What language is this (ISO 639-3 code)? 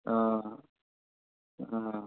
asm